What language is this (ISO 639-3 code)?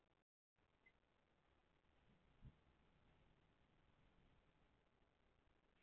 isl